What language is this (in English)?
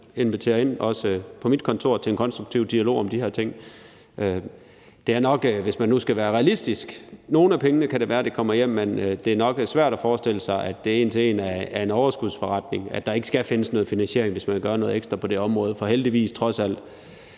Danish